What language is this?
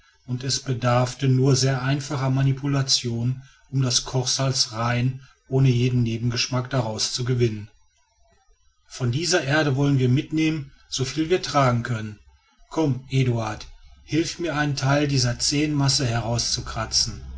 German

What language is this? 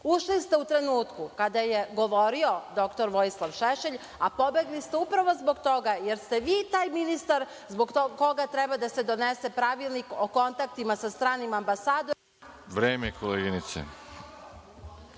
Serbian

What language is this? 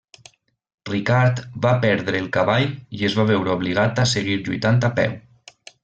Catalan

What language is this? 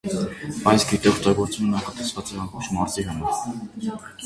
Armenian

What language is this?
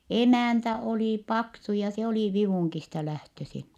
Finnish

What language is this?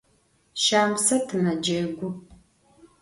Adyghe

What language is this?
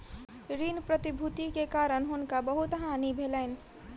Maithili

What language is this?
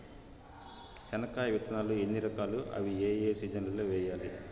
Telugu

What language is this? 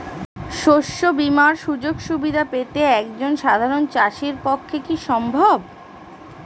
Bangla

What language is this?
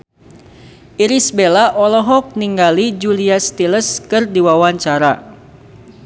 Sundanese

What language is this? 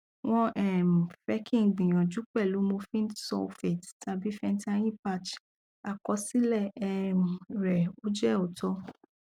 Yoruba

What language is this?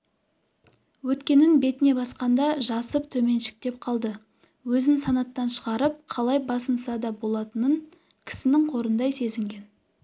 Kazakh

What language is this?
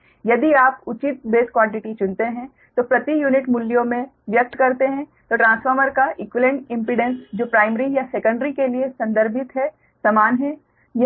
Hindi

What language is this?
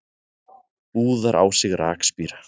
Icelandic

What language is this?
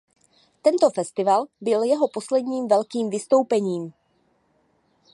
Czech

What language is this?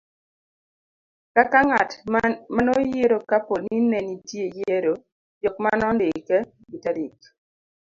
Luo (Kenya and Tanzania)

